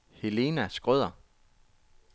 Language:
Danish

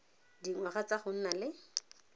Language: Tswana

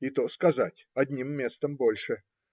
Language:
Russian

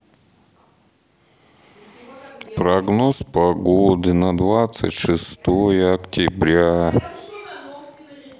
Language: Russian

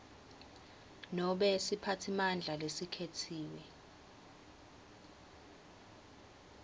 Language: Swati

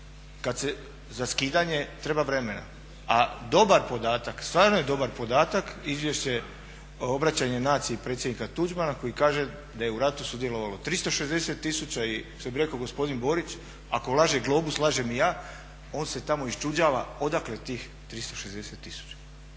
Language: Croatian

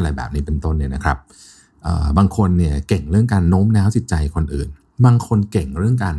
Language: Thai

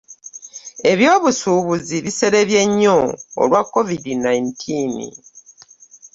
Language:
Ganda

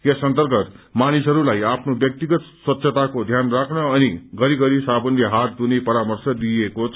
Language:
Nepali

